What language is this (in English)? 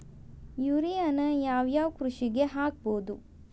Kannada